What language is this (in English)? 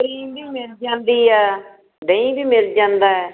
Punjabi